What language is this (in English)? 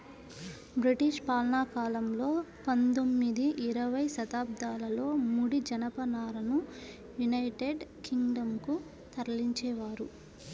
Telugu